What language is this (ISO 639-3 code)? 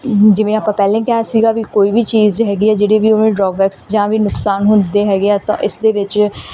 pan